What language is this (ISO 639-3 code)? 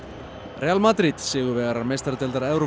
isl